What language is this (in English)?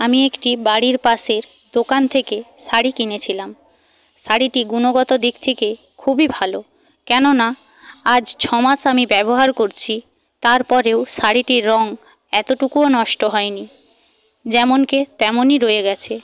Bangla